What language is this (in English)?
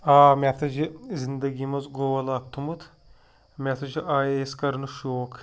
Kashmiri